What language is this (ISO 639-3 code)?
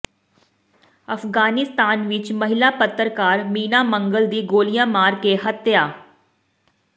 pan